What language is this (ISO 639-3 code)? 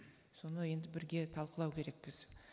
kaz